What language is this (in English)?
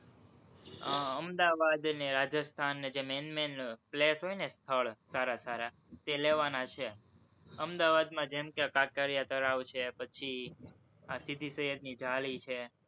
Gujarati